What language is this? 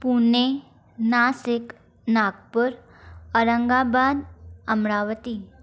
Sindhi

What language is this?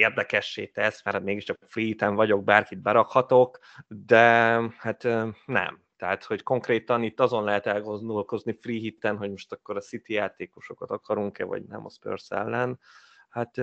Hungarian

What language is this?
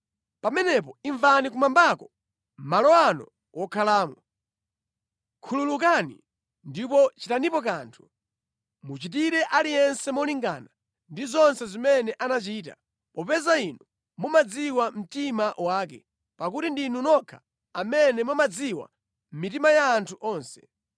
Nyanja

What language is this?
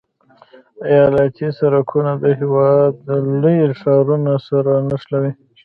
Pashto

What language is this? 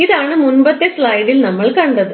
Malayalam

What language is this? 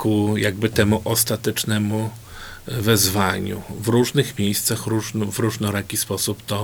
Polish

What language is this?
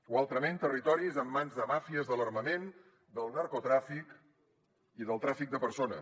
Catalan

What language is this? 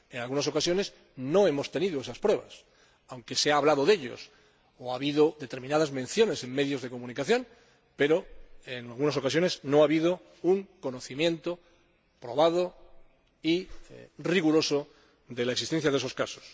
Spanish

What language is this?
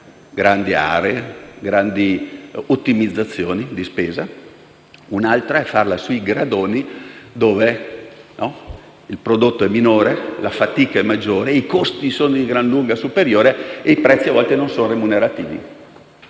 Italian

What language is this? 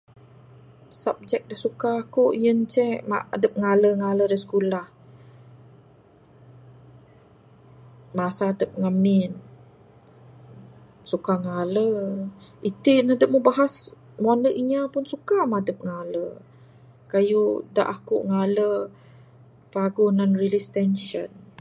Bukar-Sadung Bidayuh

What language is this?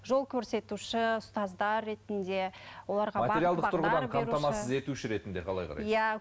Kazakh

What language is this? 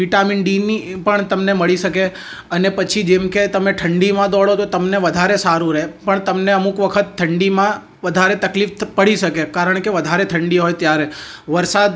Gujarati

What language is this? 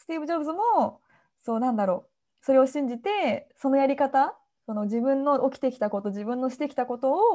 Japanese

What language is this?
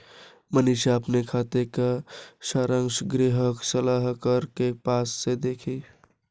Hindi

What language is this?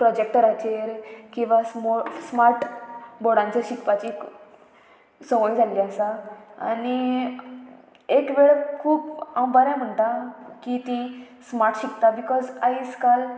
Konkani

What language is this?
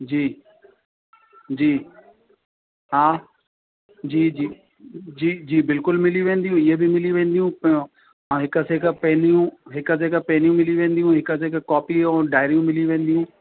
Sindhi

